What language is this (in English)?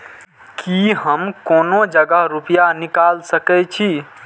Maithili